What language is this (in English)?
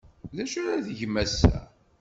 Kabyle